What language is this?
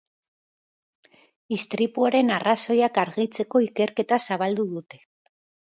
Basque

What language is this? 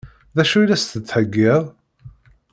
Kabyle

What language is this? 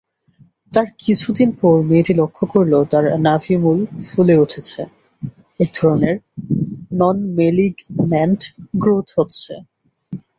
Bangla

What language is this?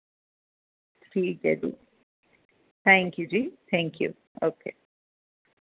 Dogri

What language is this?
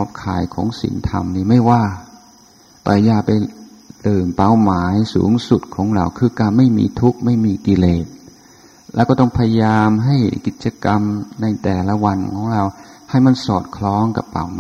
Thai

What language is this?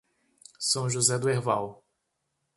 Portuguese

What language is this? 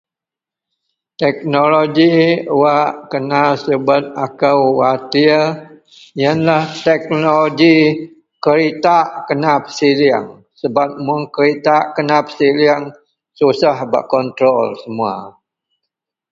Central Melanau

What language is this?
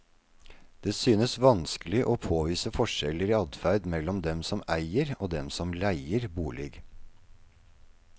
Norwegian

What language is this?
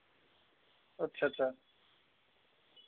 Dogri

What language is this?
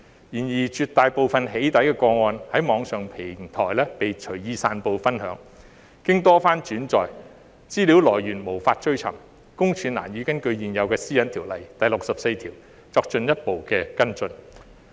Cantonese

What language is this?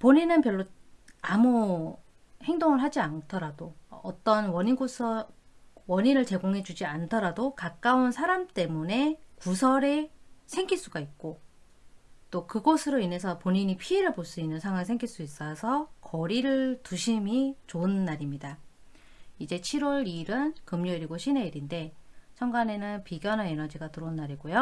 Korean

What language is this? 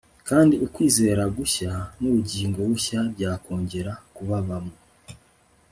Kinyarwanda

